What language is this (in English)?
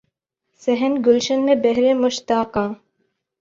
Urdu